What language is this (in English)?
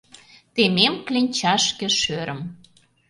Mari